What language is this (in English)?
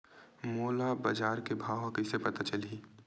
Chhattisgarhi